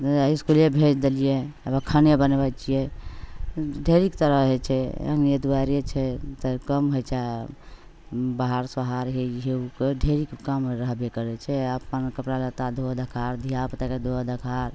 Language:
Maithili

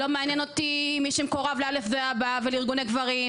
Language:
Hebrew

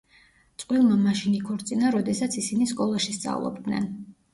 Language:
Georgian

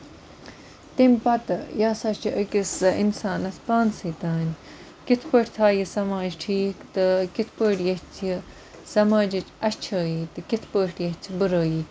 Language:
Kashmiri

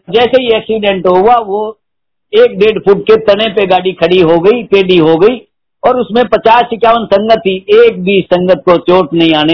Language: Hindi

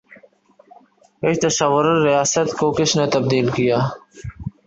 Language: Urdu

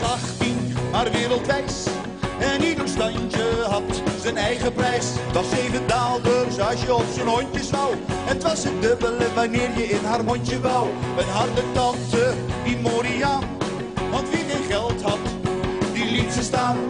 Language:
Dutch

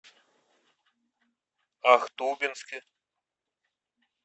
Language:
Russian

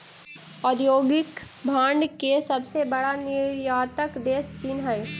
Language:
Magahi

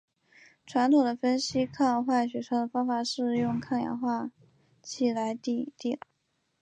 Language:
Chinese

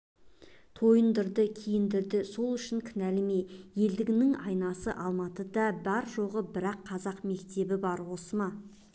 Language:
Kazakh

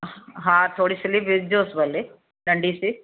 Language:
Sindhi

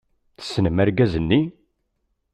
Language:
Kabyle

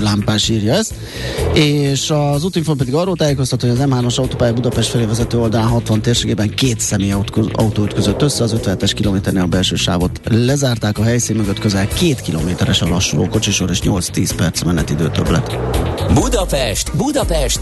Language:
Hungarian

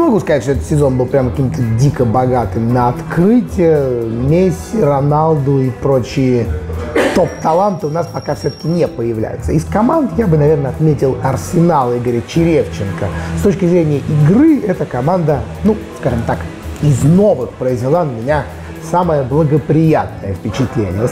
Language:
Russian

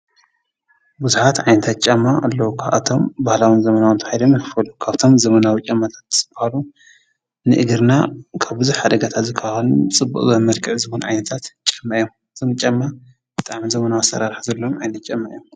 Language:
Tigrinya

